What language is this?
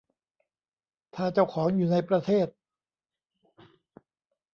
Thai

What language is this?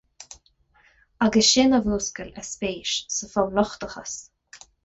Irish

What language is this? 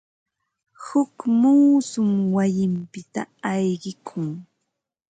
Ambo-Pasco Quechua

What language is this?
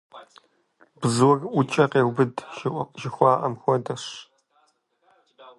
Kabardian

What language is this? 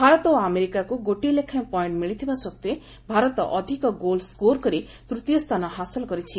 Odia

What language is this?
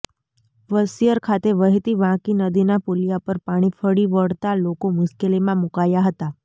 Gujarati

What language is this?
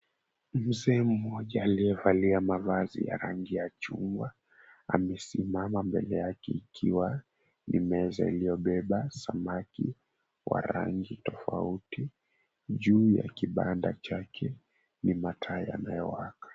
Swahili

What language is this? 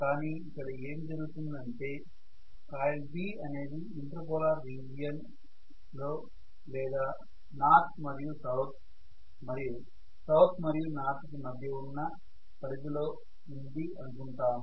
Telugu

